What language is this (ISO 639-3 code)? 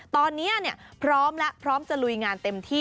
tha